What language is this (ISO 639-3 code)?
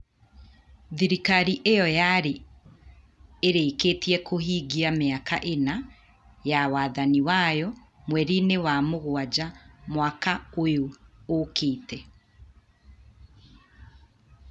kik